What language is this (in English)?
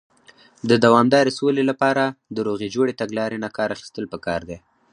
Pashto